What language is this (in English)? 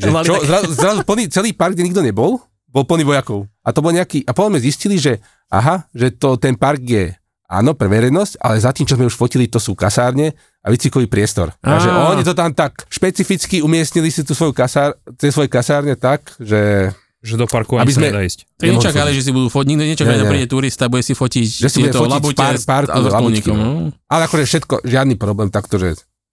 Slovak